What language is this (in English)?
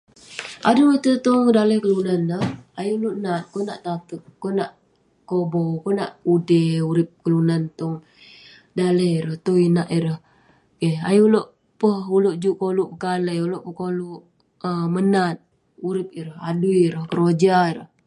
Western Penan